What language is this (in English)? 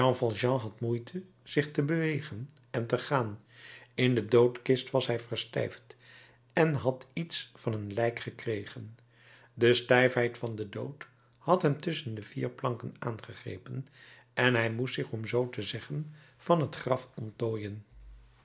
Dutch